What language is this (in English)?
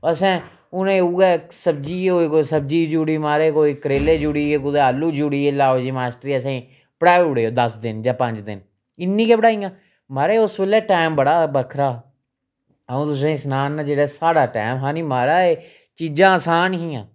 Dogri